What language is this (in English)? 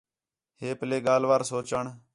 Khetrani